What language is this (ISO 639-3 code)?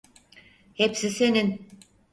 tur